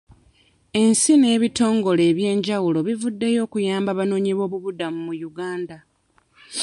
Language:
Ganda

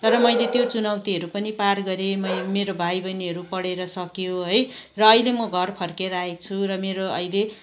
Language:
Nepali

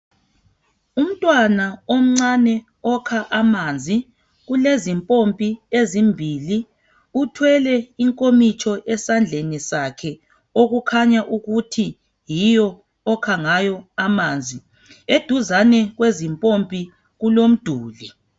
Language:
North Ndebele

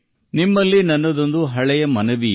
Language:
Kannada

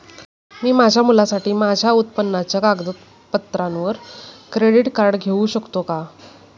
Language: Marathi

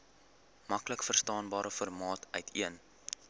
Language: Afrikaans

